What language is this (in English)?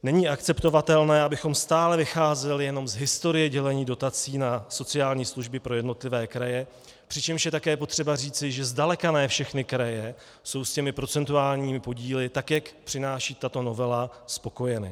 Czech